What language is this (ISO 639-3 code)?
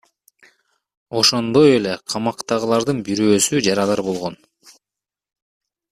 kir